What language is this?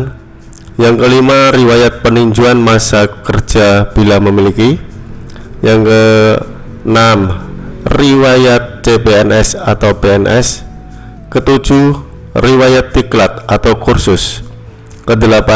Indonesian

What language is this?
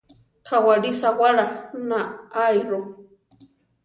Central Tarahumara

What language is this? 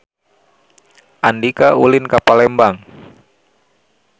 Sundanese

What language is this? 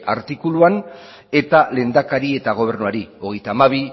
Basque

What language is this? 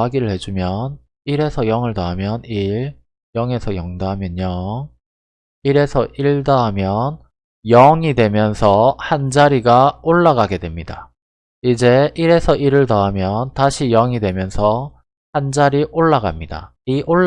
Korean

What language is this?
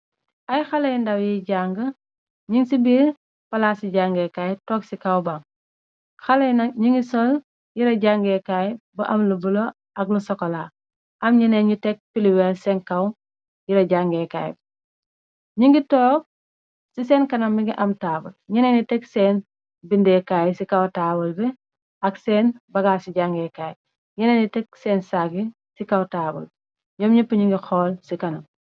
Wolof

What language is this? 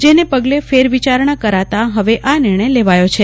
Gujarati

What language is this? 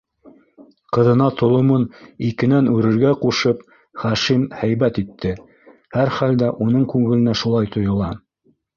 Bashkir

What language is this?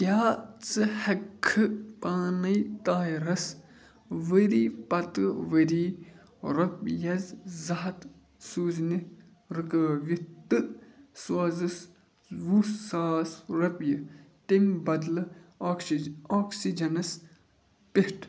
Kashmiri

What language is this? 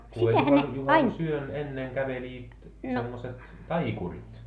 Finnish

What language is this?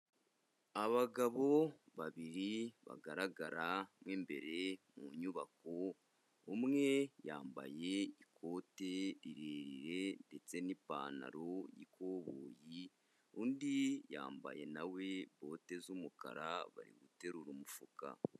Kinyarwanda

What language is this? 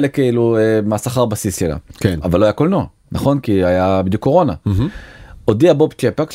Hebrew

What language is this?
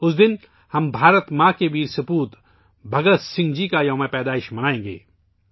Urdu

